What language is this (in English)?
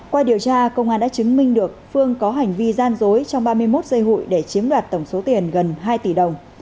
Vietnamese